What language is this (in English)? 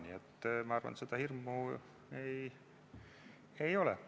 Estonian